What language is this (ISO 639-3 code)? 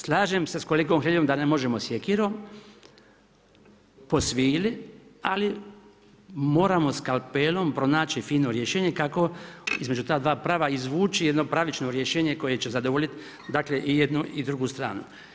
hrv